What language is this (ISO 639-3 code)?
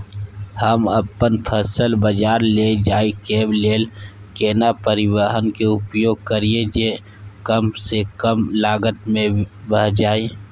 mai